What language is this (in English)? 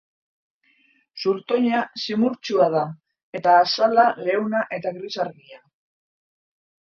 Basque